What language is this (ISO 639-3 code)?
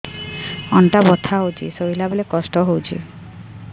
ori